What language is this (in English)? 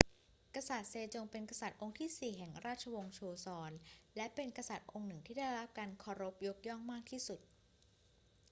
Thai